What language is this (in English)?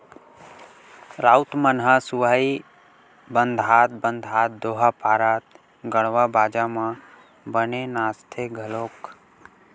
Chhattisgarhi